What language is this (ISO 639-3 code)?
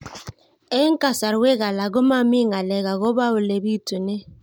kln